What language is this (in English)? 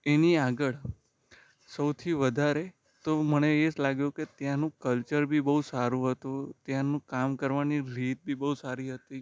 Gujarati